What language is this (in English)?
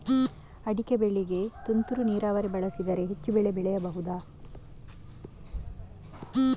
Kannada